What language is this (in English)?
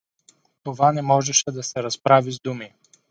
Bulgarian